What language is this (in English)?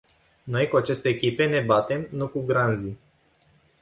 Romanian